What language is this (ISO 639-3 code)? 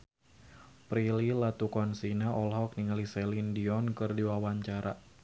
sun